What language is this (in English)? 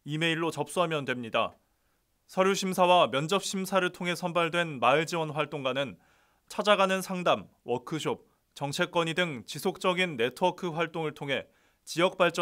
Korean